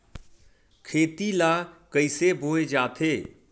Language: Chhattisgarhi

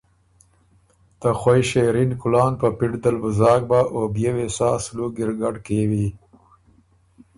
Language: Ormuri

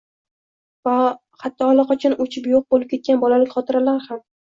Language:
Uzbek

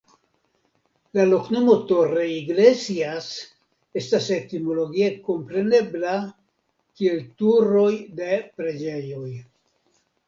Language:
Esperanto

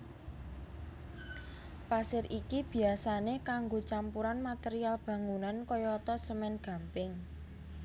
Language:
Javanese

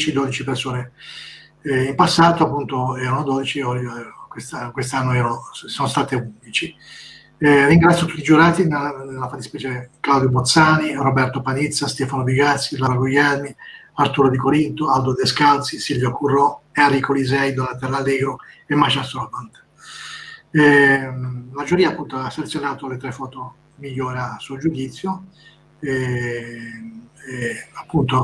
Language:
Italian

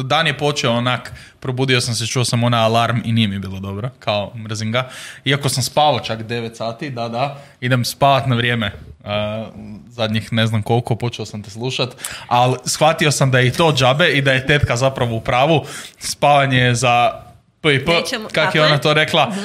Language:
Croatian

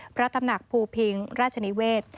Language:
Thai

